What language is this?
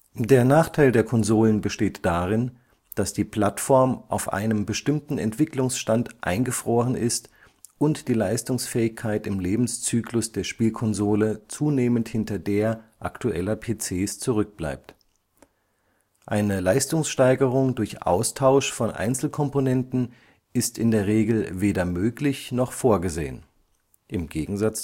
German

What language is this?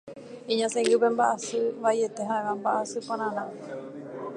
Guarani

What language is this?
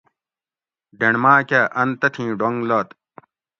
Gawri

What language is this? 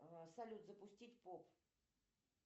Russian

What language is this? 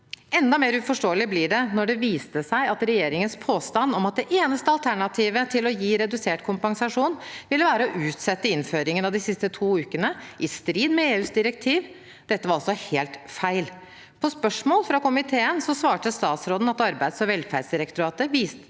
Norwegian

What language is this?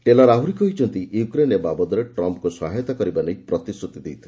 Odia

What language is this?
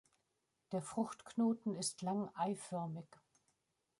German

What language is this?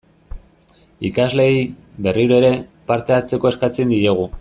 Basque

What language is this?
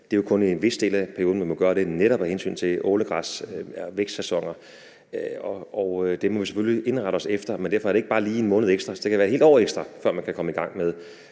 Danish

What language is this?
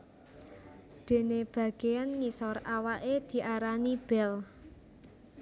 Javanese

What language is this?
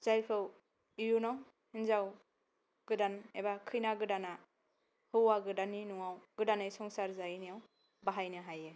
Bodo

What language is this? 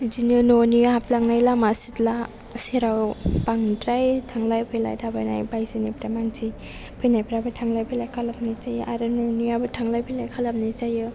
Bodo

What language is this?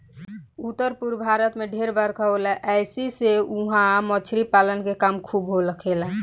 Bhojpuri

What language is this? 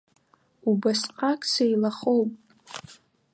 Abkhazian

